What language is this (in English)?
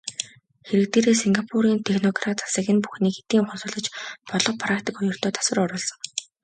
Mongolian